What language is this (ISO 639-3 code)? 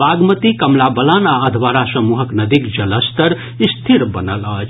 mai